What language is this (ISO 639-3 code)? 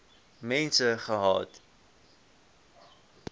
afr